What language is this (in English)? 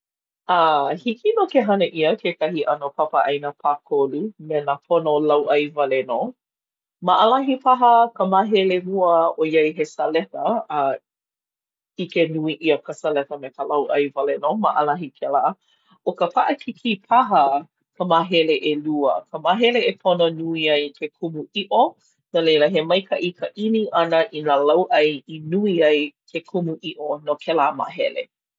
Hawaiian